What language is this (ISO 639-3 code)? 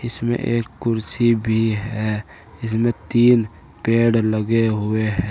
hin